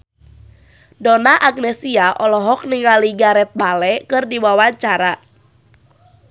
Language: Sundanese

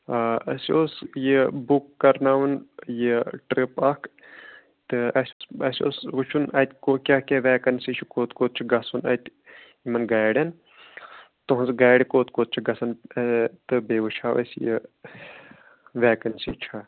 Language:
Kashmiri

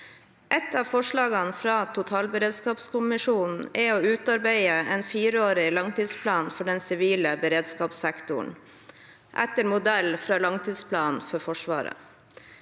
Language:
Norwegian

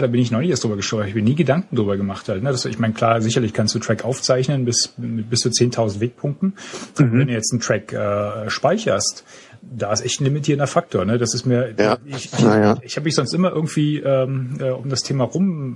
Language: German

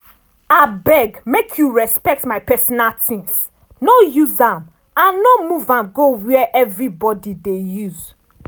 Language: Nigerian Pidgin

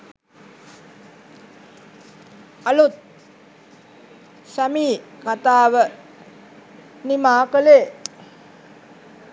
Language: Sinhala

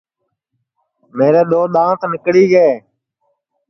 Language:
Sansi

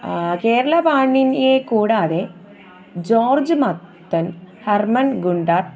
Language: Malayalam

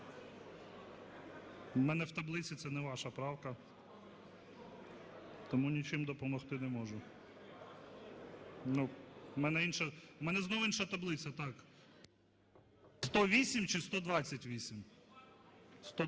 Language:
Ukrainian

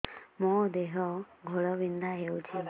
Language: Odia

